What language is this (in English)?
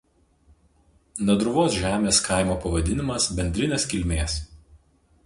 Lithuanian